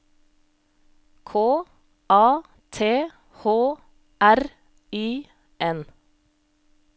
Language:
Norwegian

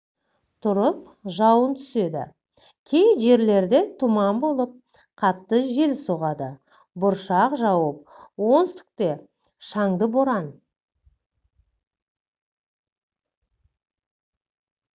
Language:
Kazakh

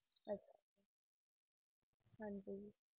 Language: Punjabi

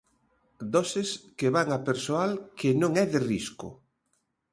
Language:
Galician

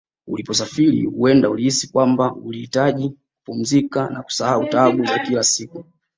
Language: Swahili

